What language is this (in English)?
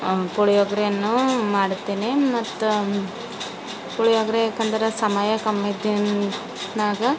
Kannada